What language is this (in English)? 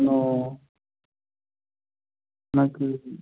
Telugu